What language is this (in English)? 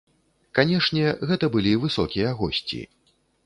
Belarusian